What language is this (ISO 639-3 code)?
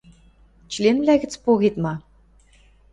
mrj